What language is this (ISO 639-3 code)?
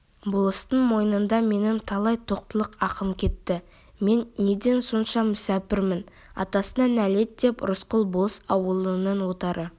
kaz